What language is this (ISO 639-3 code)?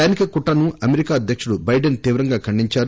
tel